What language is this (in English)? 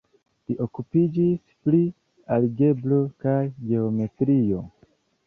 Esperanto